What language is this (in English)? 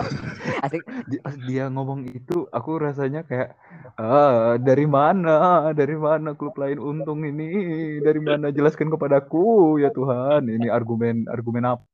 Indonesian